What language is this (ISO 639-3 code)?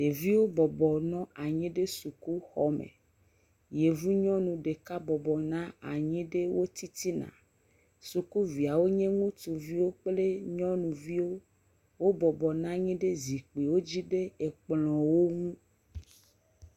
ewe